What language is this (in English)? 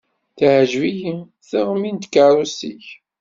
Kabyle